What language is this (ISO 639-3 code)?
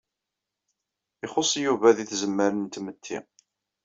kab